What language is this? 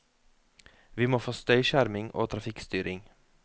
Norwegian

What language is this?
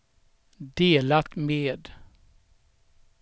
Swedish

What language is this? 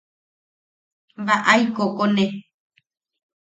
Yaqui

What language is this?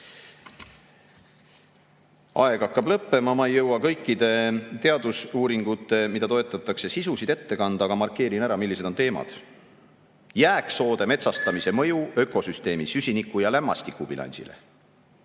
Estonian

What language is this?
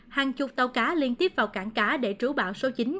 Vietnamese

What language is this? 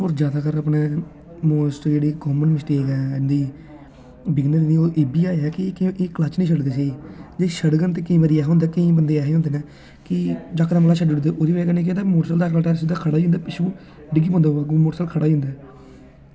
Dogri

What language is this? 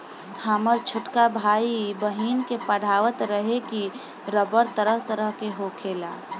Bhojpuri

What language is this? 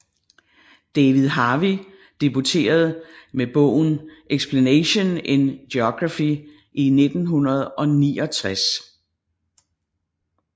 Danish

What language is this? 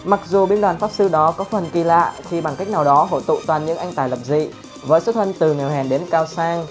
Vietnamese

